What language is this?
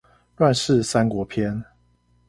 Chinese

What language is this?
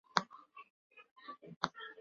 Chinese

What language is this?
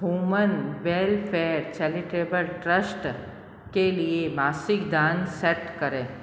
Hindi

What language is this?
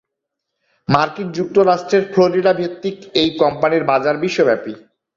Bangla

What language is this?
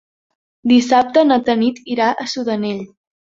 Catalan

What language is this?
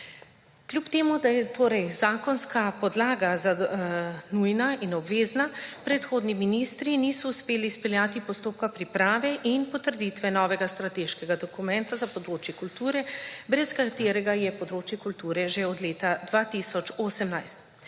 Slovenian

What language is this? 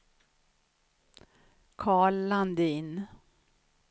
Swedish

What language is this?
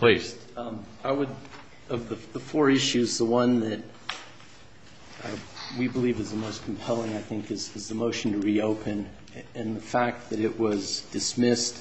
English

